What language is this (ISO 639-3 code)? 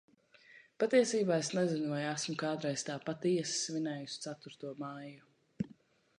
lav